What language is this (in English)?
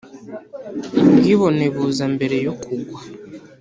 Kinyarwanda